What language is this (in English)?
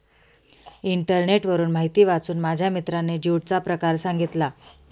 Marathi